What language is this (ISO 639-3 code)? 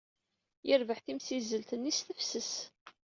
kab